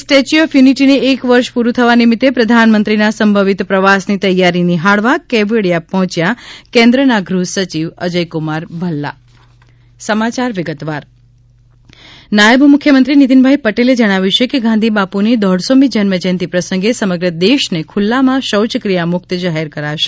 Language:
Gujarati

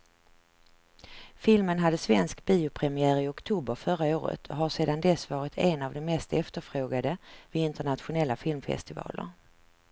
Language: Swedish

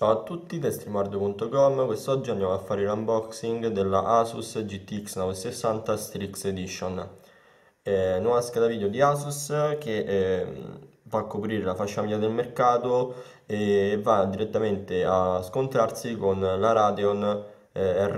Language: Italian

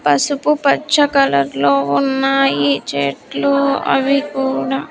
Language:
Telugu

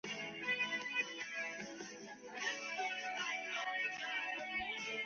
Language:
Chinese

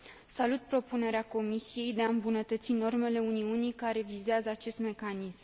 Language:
Romanian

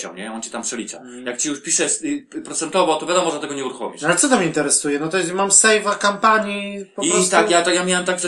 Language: Polish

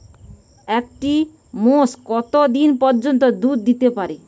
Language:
Bangla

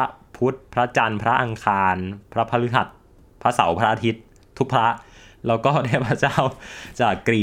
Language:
Thai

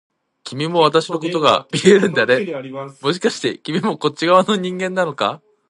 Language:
Japanese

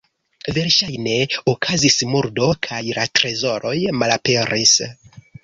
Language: Esperanto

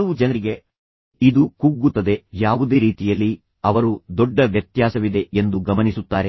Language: Kannada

